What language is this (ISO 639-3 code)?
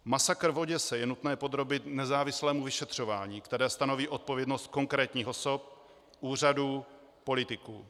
ces